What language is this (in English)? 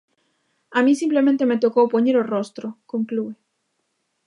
Galician